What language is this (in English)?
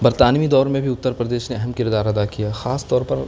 Urdu